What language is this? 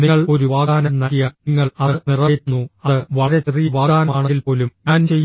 Malayalam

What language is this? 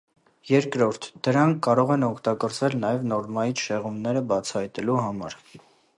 Armenian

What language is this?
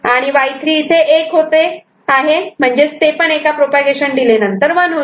Marathi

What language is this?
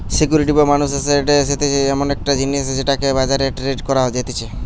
Bangla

